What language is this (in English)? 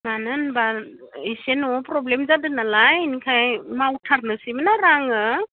Bodo